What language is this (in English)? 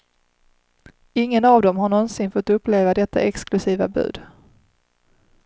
Swedish